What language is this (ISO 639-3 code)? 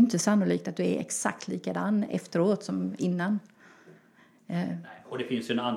swe